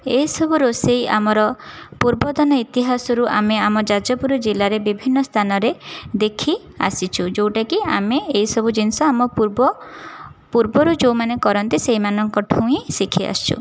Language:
Odia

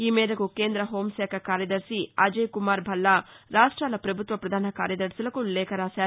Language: Telugu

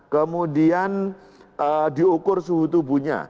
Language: Indonesian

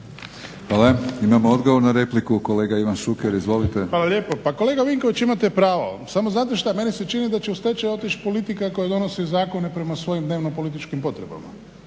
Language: Croatian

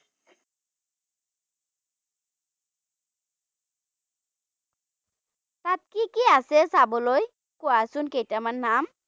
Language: Assamese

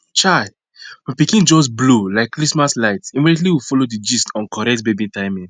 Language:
Nigerian Pidgin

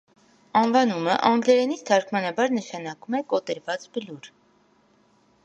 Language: Armenian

